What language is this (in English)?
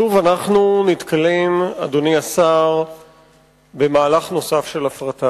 Hebrew